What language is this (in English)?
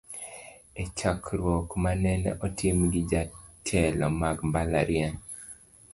Luo (Kenya and Tanzania)